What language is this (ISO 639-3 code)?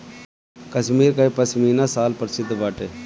bho